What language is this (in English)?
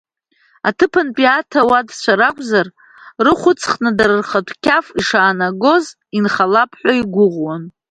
Abkhazian